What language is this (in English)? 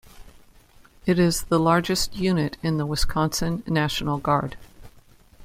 English